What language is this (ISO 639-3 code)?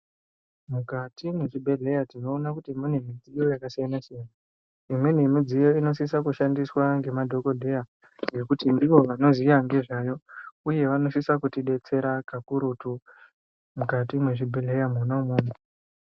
ndc